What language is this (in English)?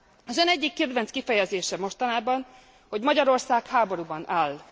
Hungarian